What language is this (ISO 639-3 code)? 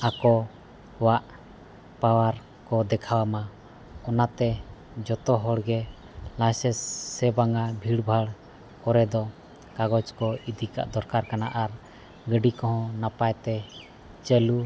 sat